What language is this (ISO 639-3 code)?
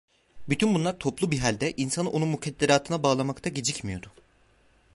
tur